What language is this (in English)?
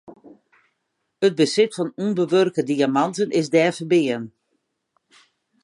Western Frisian